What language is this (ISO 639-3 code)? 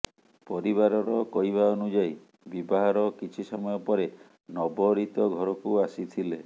ori